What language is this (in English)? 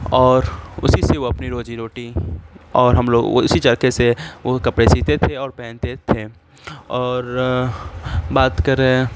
Urdu